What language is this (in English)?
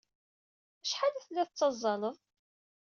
Kabyle